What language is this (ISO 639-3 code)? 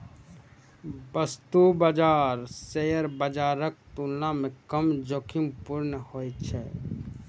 mai